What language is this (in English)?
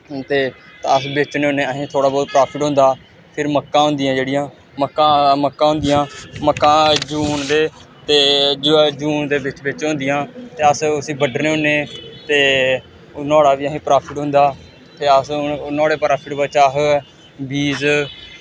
Dogri